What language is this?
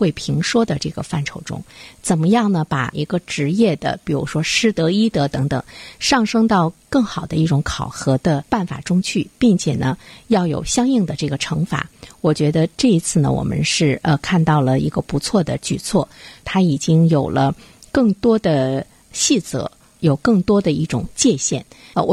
Chinese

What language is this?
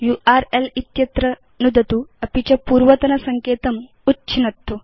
Sanskrit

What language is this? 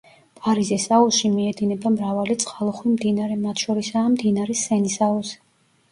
Georgian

